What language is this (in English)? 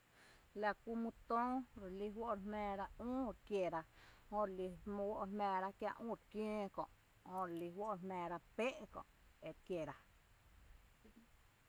Tepinapa Chinantec